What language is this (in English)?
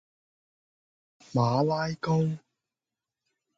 Cantonese